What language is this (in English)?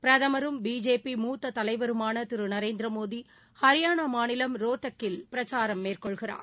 Tamil